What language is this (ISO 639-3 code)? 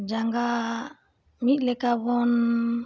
sat